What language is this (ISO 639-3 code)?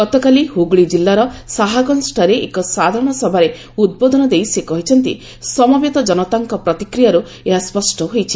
ori